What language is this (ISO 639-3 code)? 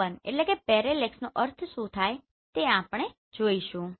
guj